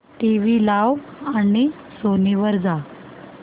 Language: Marathi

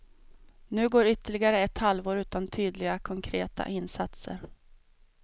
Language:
Swedish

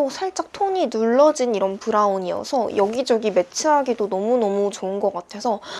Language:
Korean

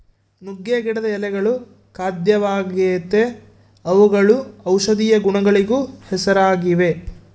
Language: Kannada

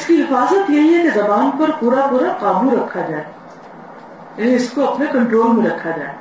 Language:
Urdu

